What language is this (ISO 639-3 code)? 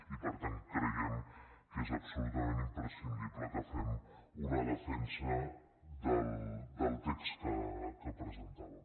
cat